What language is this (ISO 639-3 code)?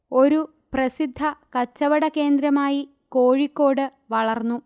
mal